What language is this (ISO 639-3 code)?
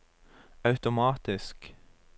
nor